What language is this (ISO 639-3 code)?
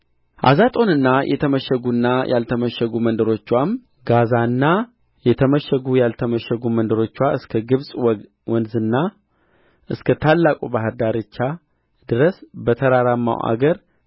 amh